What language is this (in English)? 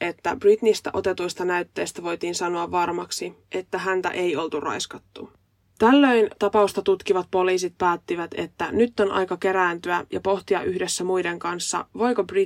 Finnish